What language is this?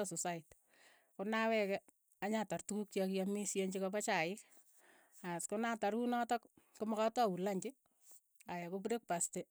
Keiyo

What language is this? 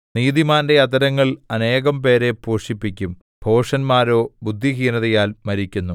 Malayalam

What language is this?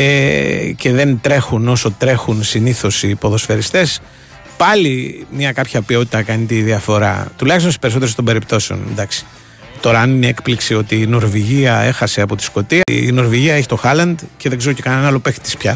Greek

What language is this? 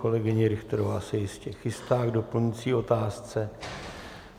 Czech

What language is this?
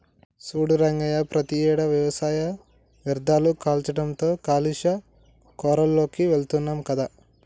Telugu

